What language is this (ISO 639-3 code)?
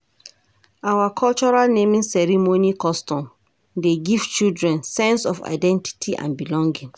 pcm